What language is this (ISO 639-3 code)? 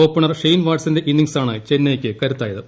mal